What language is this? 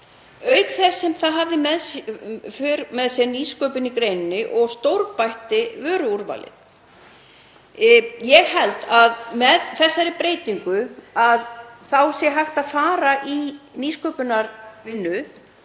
Icelandic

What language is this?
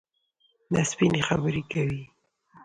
Pashto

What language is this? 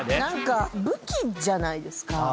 Japanese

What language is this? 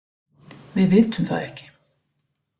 Icelandic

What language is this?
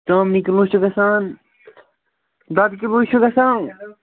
Kashmiri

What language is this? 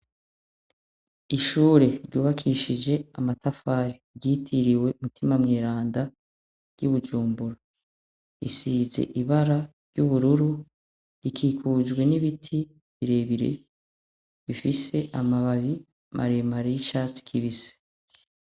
Rundi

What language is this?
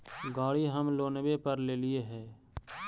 Magahi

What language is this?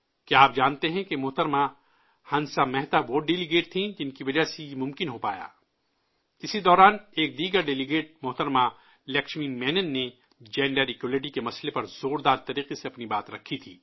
Urdu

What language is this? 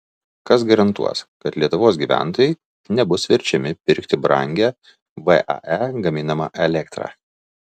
Lithuanian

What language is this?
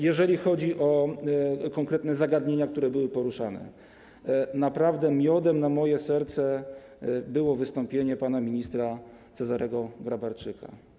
Polish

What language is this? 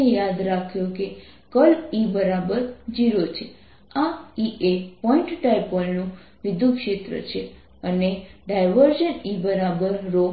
Gujarati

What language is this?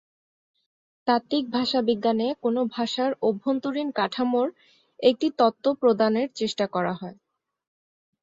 Bangla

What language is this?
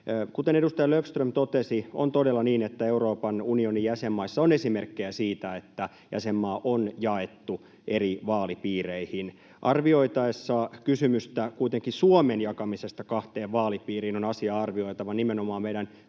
Finnish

